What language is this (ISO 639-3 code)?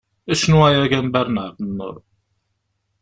kab